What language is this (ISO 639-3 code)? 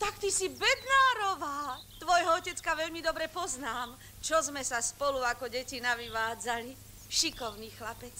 ces